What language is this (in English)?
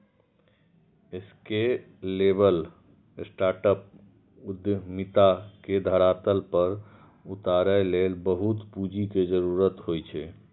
Maithili